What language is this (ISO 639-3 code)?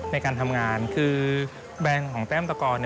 tha